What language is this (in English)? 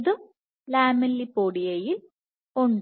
Malayalam